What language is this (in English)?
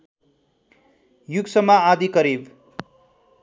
Nepali